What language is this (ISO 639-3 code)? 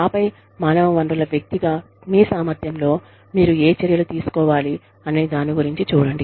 tel